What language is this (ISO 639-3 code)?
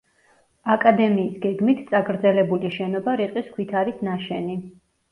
kat